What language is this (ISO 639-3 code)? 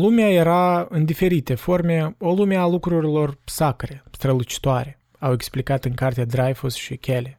ron